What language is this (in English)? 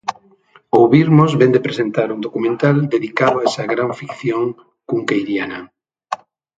Galician